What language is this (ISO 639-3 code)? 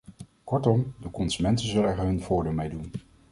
nld